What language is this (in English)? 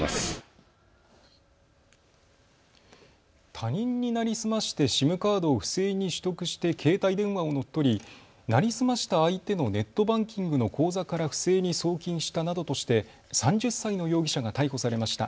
Japanese